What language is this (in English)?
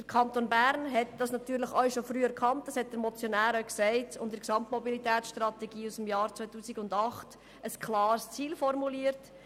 Swiss German